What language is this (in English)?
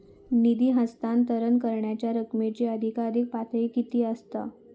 Marathi